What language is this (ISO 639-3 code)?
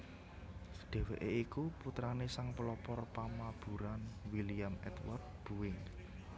jav